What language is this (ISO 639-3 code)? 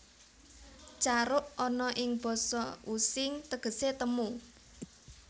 jav